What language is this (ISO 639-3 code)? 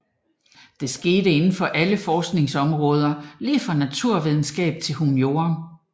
dan